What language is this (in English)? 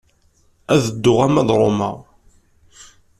Kabyle